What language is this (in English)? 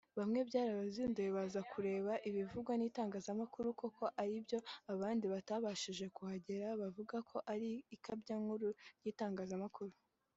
Kinyarwanda